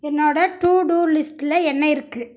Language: Tamil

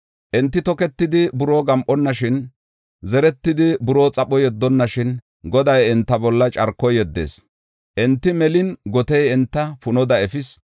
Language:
Gofa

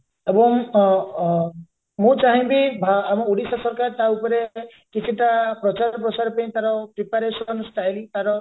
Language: Odia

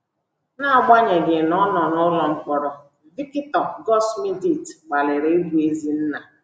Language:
Igbo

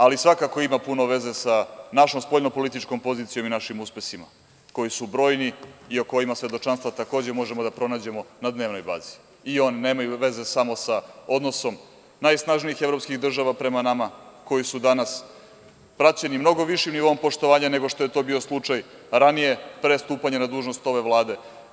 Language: Serbian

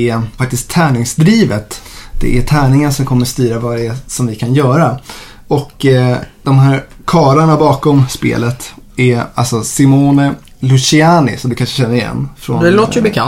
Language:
Swedish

